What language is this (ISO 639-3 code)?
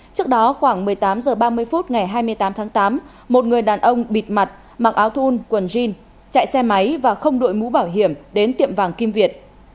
vie